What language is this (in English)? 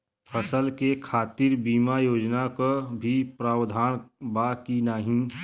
Bhojpuri